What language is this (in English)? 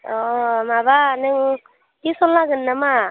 Bodo